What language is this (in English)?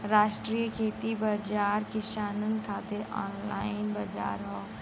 Bhojpuri